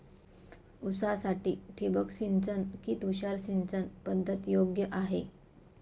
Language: Marathi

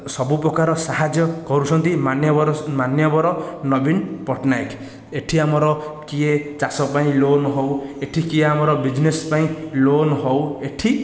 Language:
Odia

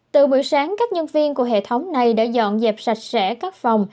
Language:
Vietnamese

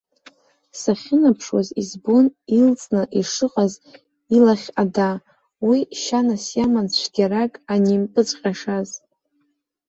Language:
Abkhazian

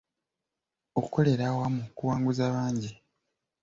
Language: Ganda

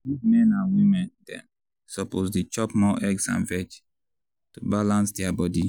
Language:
Nigerian Pidgin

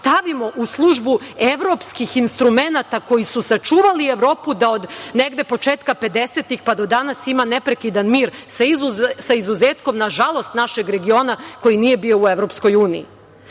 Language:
Serbian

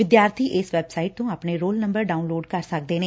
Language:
Punjabi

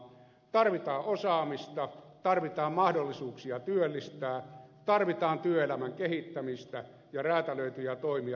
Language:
Finnish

